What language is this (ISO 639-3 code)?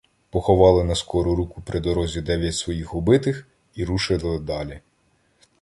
ukr